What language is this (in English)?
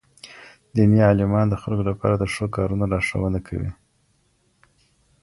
Pashto